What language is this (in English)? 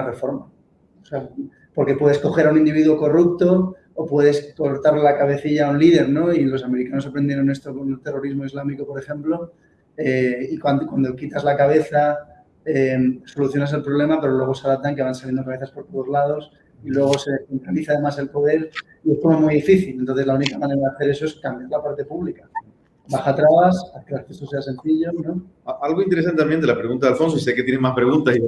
Spanish